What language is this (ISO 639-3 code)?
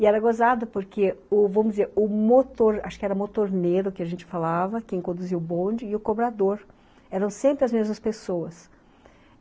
por